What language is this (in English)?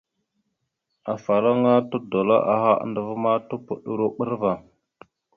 Mada (Cameroon)